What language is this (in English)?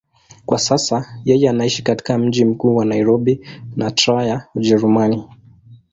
Swahili